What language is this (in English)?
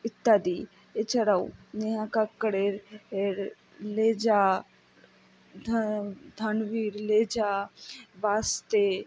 Bangla